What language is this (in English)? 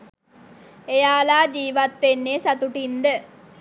Sinhala